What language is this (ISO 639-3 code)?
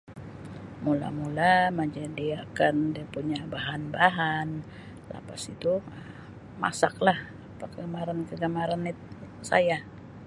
msi